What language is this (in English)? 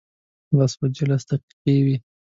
Pashto